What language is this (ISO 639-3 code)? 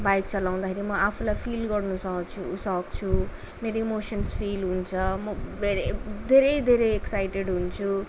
nep